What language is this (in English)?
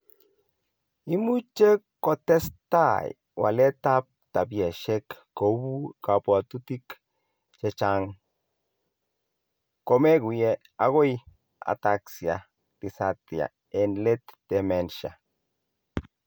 Kalenjin